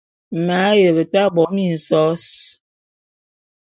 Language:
Bulu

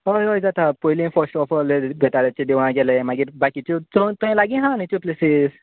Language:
Konkani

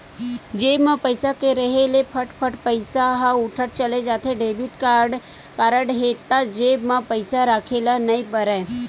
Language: Chhattisgarhi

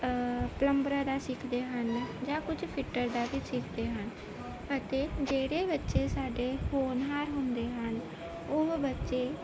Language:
Punjabi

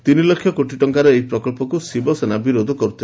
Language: Odia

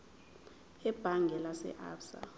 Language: Zulu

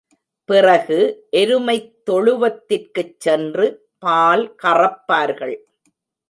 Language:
Tamil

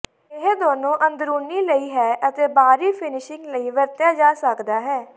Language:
Punjabi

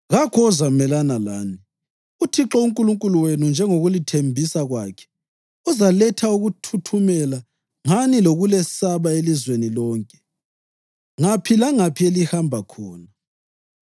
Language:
North Ndebele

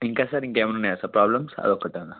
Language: Telugu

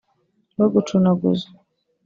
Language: Kinyarwanda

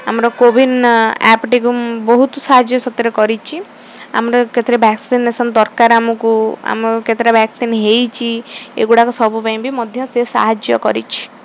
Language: Odia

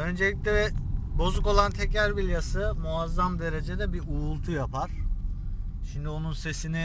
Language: Turkish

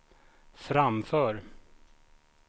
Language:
Swedish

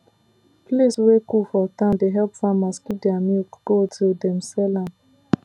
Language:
Nigerian Pidgin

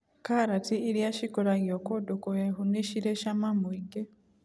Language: Kikuyu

